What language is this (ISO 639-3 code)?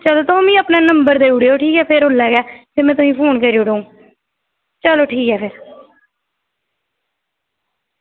doi